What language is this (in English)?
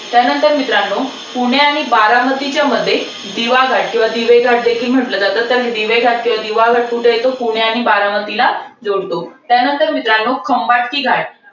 Marathi